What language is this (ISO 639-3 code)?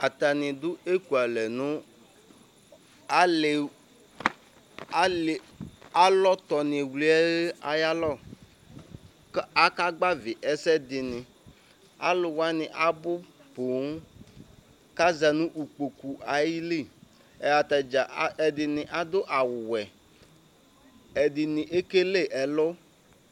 kpo